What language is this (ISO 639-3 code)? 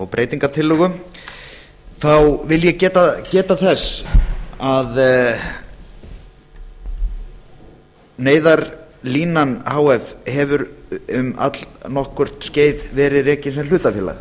isl